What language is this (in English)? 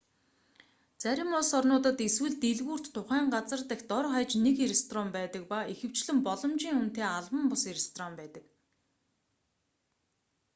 Mongolian